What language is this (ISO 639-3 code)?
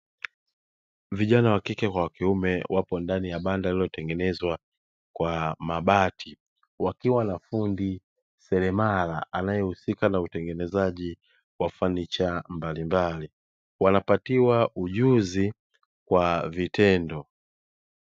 swa